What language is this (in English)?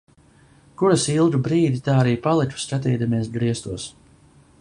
Latvian